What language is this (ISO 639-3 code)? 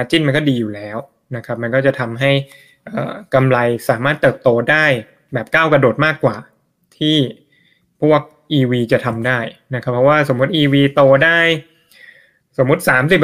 tha